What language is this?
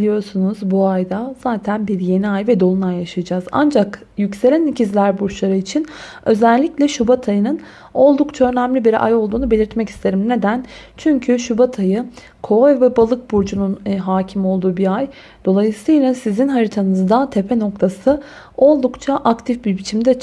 Turkish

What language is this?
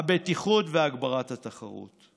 Hebrew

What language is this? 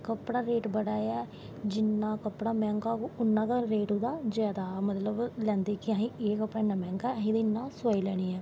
Dogri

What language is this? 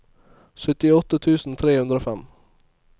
Norwegian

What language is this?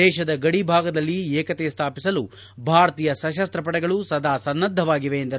Kannada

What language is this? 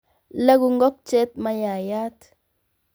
Kalenjin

